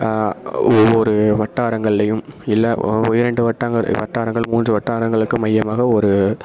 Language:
Tamil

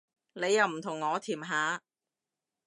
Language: Cantonese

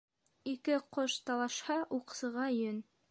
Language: Bashkir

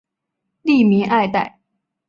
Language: Chinese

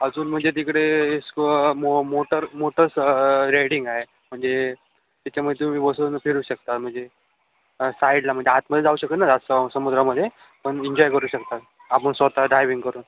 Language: Marathi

